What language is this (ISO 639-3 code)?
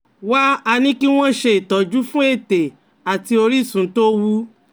yor